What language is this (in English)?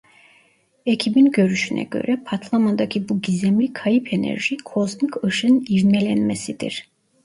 Turkish